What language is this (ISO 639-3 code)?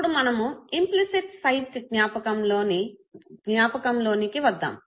tel